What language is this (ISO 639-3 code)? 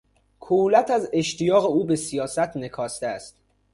fas